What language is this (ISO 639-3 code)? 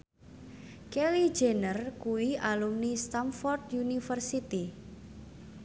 jav